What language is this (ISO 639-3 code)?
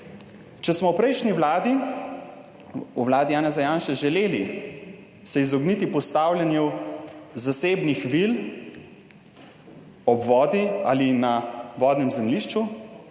slv